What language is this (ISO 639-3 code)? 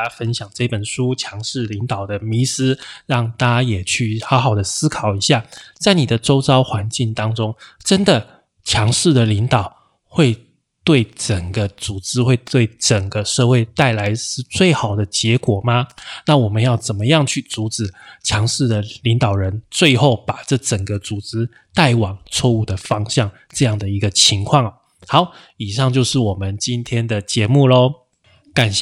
zho